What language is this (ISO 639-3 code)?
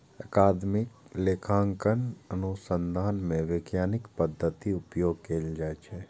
mai